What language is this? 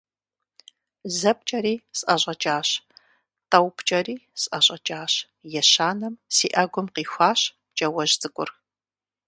Kabardian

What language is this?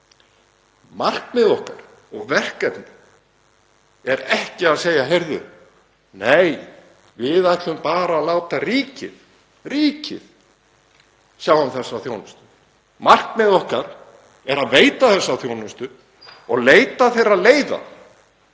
Icelandic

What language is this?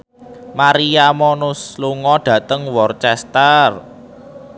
Javanese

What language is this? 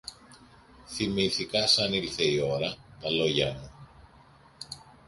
Greek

